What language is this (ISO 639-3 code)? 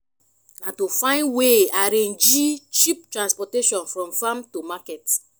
pcm